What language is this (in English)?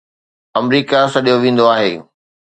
Sindhi